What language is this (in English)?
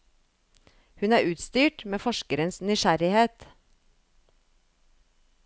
Norwegian